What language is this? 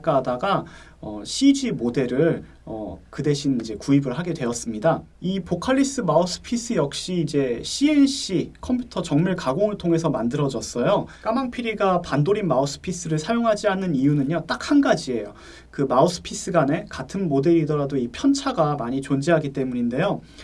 Korean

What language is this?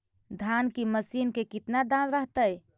Magahi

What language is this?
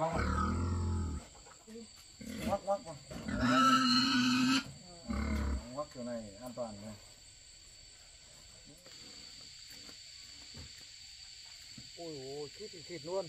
Vietnamese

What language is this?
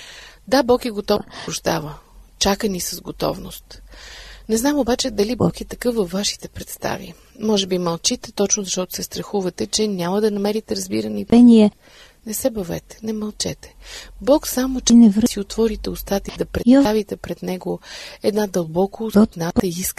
Bulgarian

